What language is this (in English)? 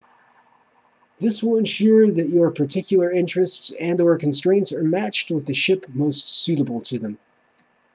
English